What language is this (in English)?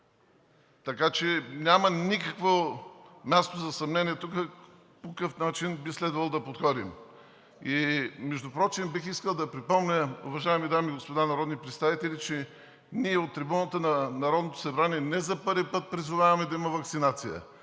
Bulgarian